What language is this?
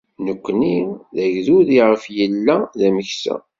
Kabyle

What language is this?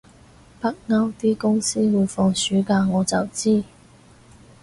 Cantonese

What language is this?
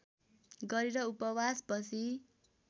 Nepali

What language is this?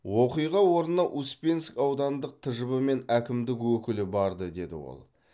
Kazakh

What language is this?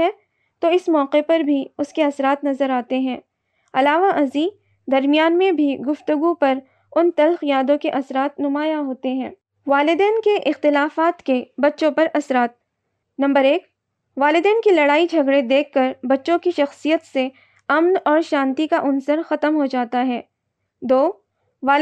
Urdu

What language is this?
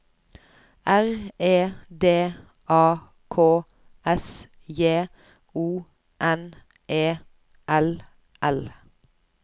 Norwegian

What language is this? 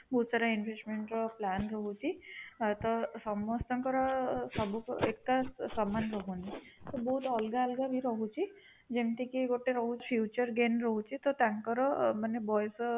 Odia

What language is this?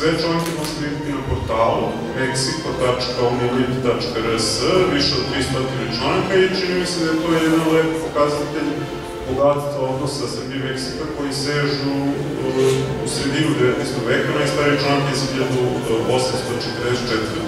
Spanish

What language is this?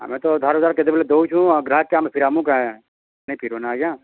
Odia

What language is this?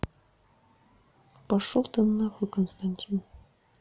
Russian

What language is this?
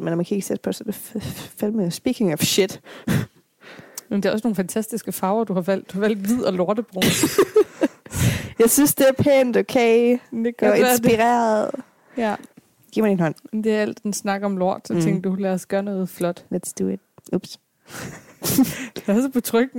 Danish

